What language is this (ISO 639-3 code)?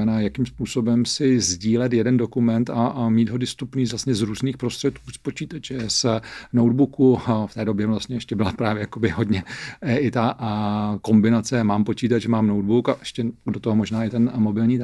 ces